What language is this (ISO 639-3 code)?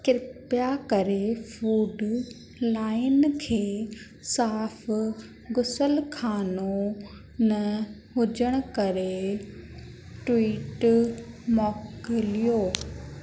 snd